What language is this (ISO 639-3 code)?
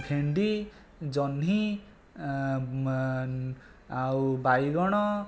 ori